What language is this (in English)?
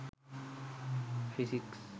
Sinhala